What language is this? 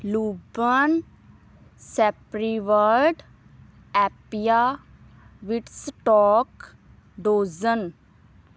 Punjabi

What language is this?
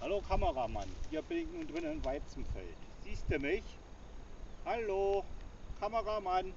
German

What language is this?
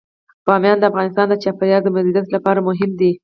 Pashto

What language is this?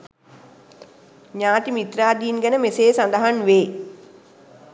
Sinhala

